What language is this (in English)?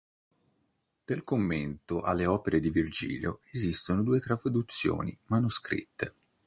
Italian